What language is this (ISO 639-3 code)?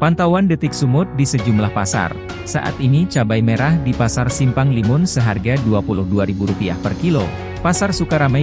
ind